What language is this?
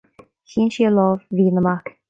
Irish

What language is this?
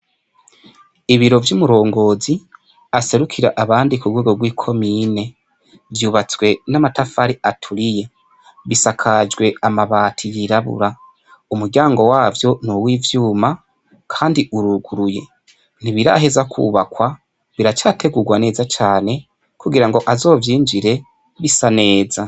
Rundi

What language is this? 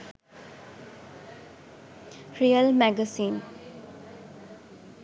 Sinhala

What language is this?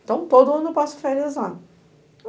Portuguese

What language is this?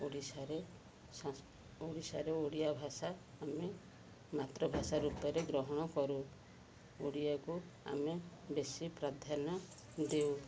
Odia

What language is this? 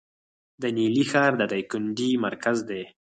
Pashto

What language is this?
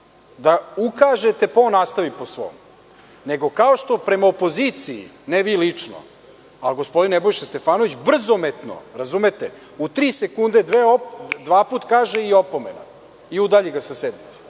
Serbian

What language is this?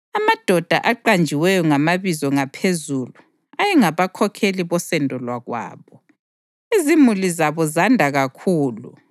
North Ndebele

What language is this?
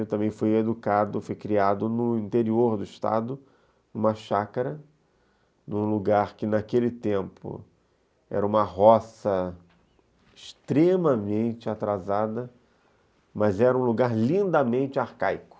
Portuguese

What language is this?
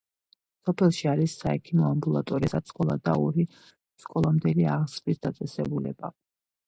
Georgian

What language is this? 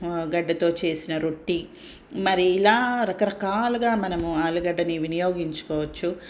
Telugu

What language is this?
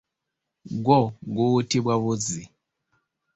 Ganda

